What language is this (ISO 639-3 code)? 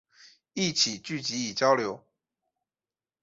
zho